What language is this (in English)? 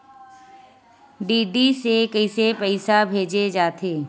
Chhattisgarhi